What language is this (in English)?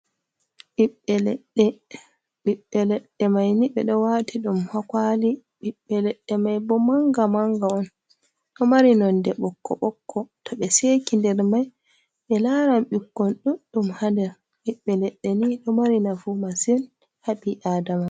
Fula